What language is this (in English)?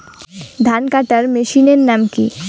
Bangla